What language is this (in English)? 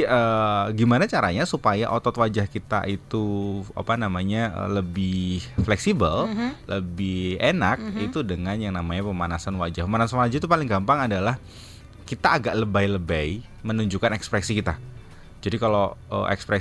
Indonesian